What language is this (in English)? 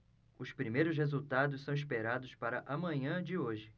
Portuguese